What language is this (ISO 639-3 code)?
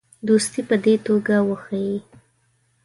pus